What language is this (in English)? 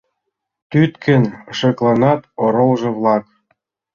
Mari